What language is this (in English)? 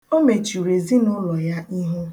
Igbo